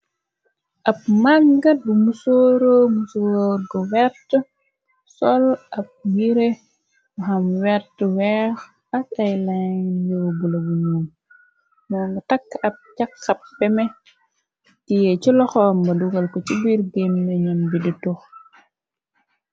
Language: Wolof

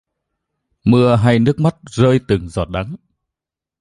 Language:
Vietnamese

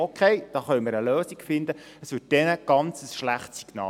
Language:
Swiss German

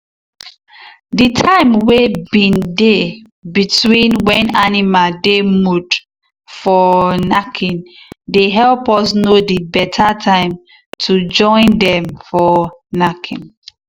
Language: Nigerian Pidgin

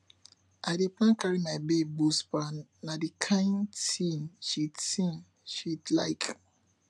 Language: Nigerian Pidgin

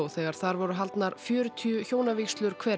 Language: Icelandic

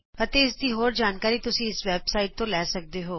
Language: Punjabi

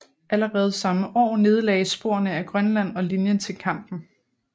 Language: Danish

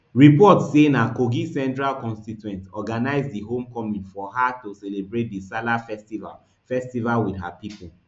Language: Nigerian Pidgin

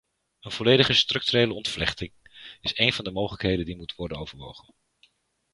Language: Dutch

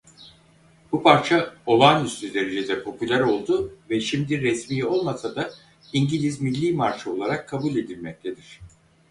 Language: Turkish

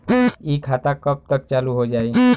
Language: Bhojpuri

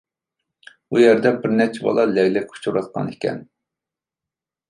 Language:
Uyghur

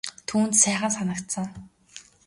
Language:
Mongolian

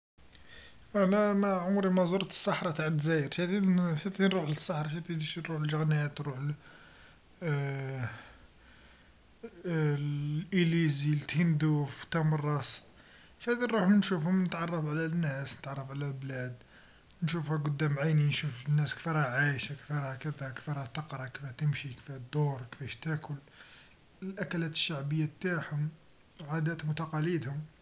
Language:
Algerian Arabic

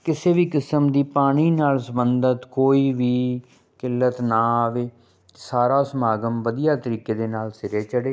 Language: Punjabi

